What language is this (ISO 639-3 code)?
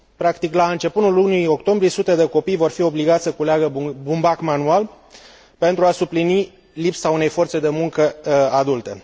ron